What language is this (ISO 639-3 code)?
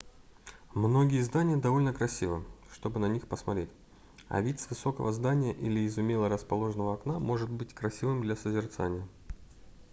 rus